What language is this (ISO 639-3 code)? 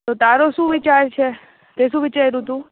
guj